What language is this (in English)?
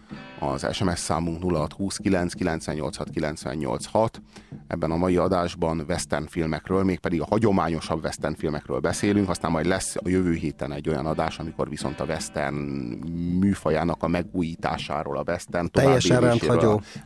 Hungarian